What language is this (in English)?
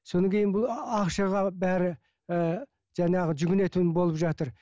Kazakh